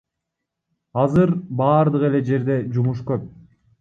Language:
Kyrgyz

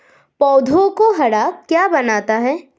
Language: Hindi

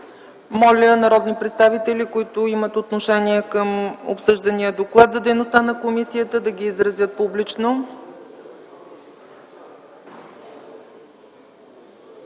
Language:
Bulgarian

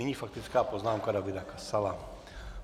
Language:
Czech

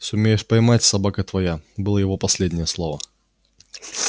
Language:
Russian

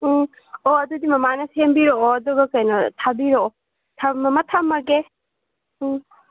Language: Manipuri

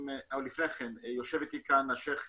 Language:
Hebrew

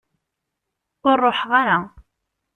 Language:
Kabyle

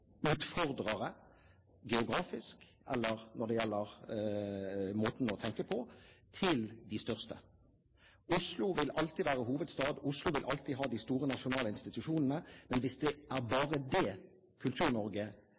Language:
Norwegian Bokmål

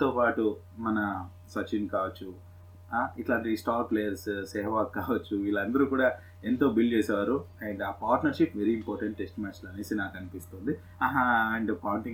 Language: Telugu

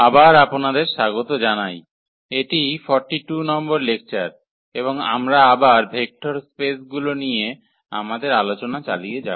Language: Bangla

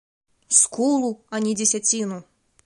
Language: Belarusian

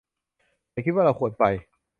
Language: Thai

